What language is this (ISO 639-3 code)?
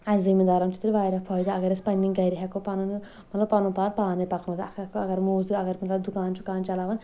kas